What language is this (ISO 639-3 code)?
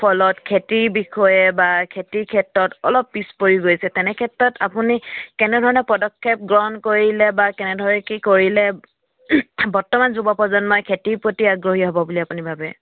asm